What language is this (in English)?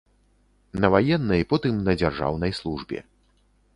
Belarusian